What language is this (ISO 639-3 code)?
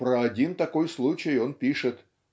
rus